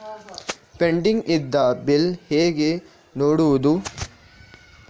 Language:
Kannada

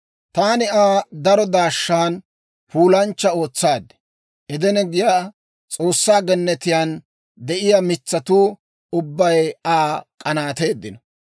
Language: Dawro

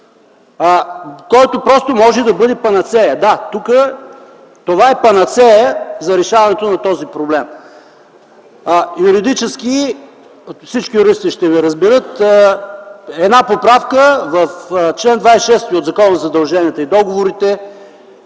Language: Bulgarian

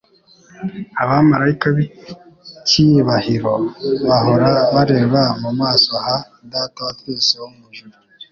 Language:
Kinyarwanda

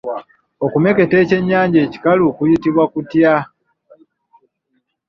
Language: Ganda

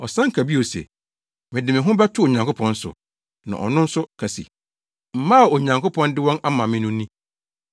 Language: Akan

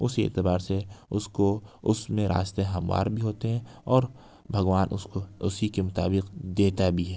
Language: Urdu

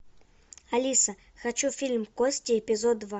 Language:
Russian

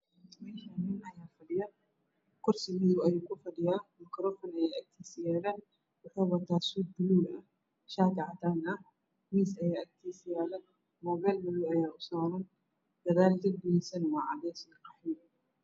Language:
Somali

